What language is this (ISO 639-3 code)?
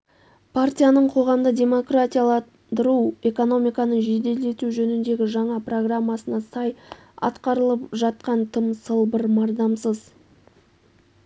kaz